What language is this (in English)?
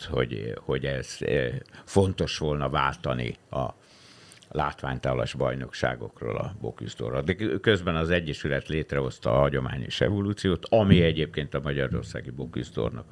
Hungarian